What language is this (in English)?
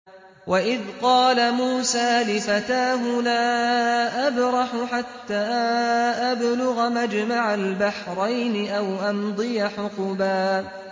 Arabic